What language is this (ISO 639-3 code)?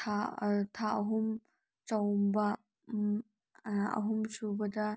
mni